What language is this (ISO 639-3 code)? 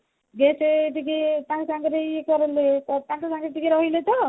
ori